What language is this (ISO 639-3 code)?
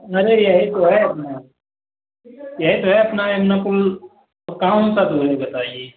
hin